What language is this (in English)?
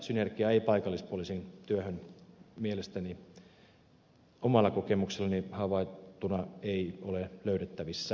Finnish